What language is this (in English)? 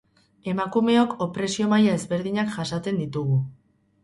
Basque